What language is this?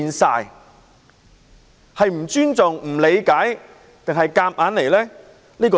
Cantonese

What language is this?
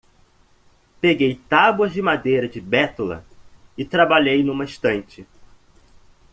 Portuguese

